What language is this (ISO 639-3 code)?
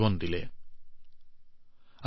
asm